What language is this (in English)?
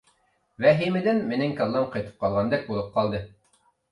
Uyghur